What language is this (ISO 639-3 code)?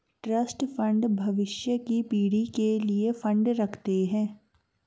hin